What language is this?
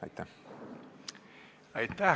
Estonian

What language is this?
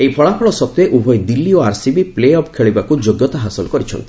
Odia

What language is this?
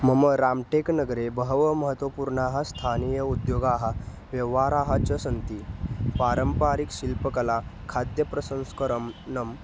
Sanskrit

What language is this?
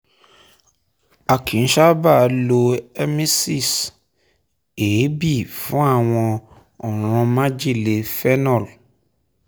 Yoruba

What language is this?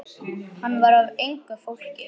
Icelandic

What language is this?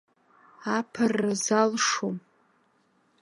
Abkhazian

